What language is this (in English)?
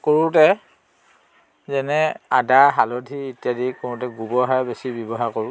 Assamese